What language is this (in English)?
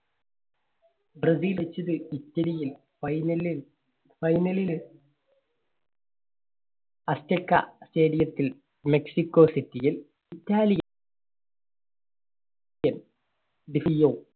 Malayalam